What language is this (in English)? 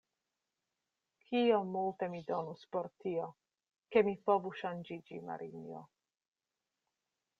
Esperanto